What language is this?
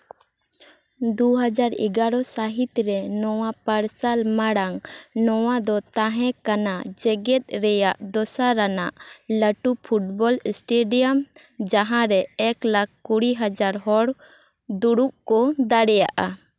Santali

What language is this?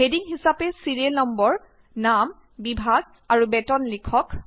Assamese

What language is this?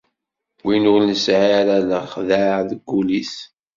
Kabyle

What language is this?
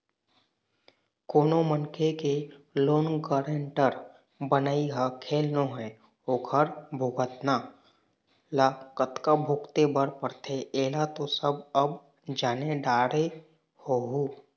Chhattisgarhi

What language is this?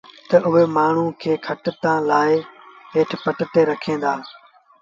Sindhi Bhil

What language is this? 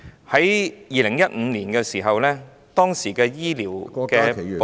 Cantonese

